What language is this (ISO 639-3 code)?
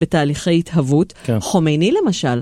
heb